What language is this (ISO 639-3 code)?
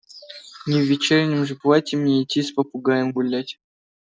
rus